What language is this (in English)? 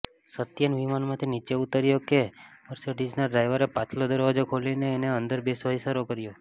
Gujarati